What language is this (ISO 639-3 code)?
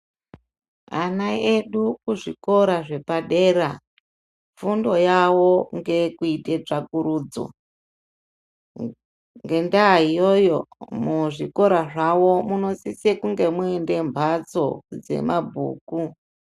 ndc